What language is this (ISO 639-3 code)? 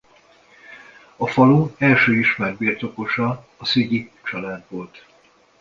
hun